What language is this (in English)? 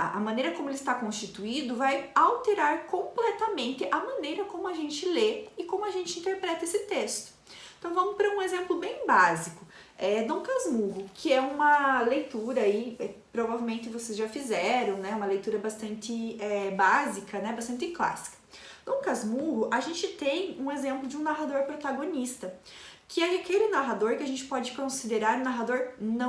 Portuguese